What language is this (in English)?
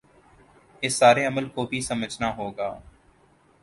Urdu